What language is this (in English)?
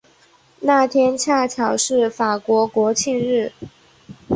Chinese